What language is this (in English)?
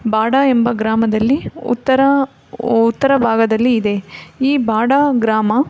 Kannada